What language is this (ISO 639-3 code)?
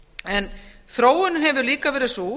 isl